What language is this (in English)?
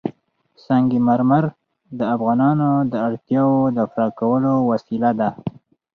Pashto